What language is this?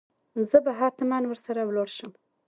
Pashto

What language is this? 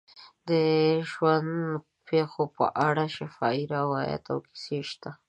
Pashto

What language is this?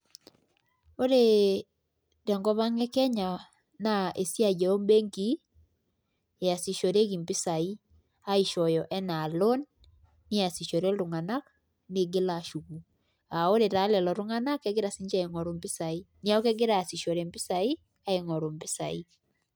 Masai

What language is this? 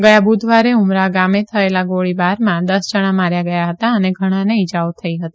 Gujarati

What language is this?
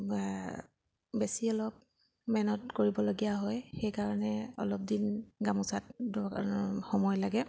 Assamese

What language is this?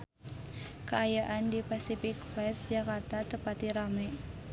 Sundanese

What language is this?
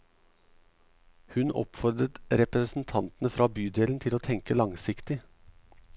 Norwegian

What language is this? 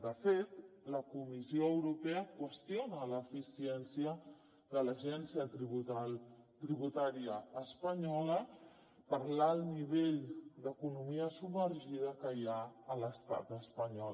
Catalan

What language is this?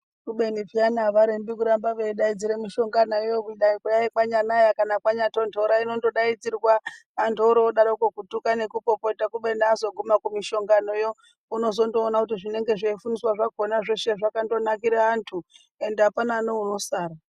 Ndau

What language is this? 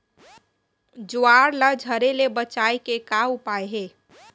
Chhattisgarhi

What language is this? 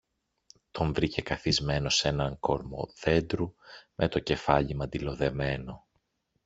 Greek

